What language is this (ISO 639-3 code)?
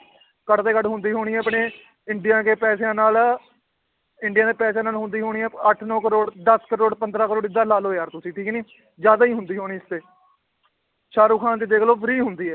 pan